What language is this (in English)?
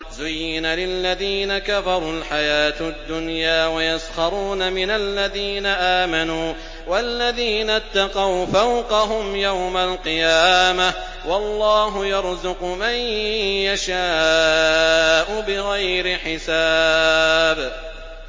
Arabic